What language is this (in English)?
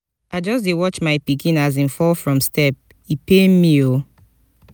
Nigerian Pidgin